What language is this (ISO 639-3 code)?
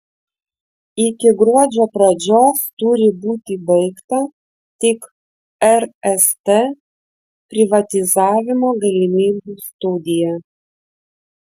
lit